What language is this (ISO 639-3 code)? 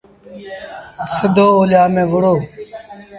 sbn